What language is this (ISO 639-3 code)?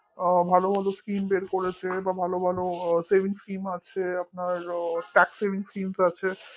ben